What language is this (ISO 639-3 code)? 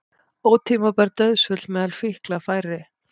isl